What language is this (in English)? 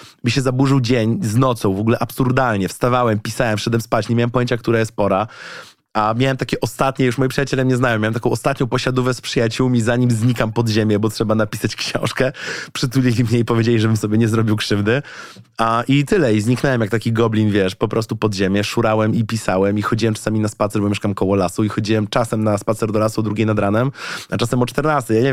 Polish